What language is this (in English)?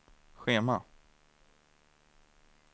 Swedish